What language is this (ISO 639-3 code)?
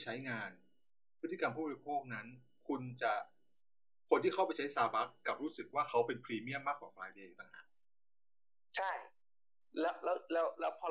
tha